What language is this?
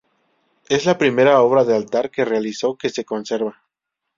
Spanish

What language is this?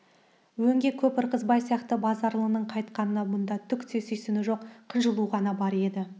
Kazakh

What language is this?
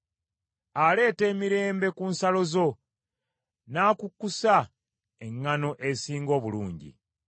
Ganda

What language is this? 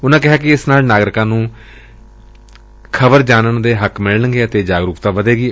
Punjabi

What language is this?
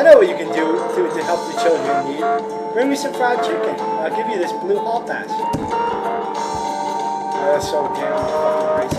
English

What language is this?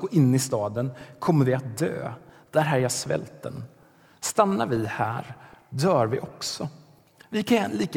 Swedish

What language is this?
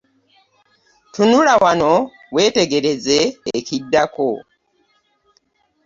Ganda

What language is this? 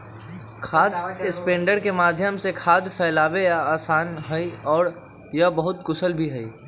Magahi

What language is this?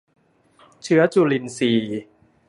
Thai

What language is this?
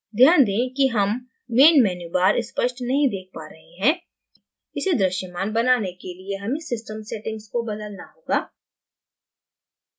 Hindi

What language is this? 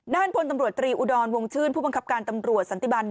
Thai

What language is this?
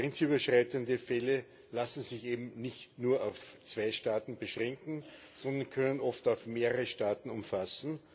German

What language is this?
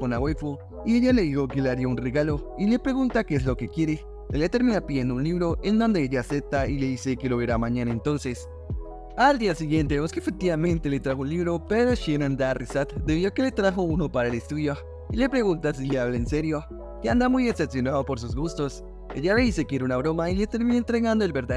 Spanish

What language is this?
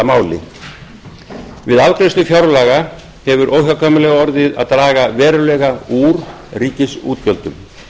Icelandic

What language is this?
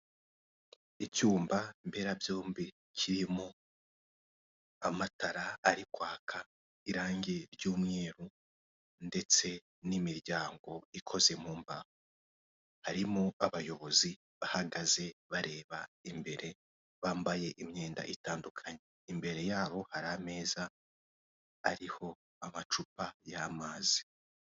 Kinyarwanda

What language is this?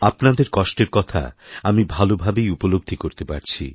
Bangla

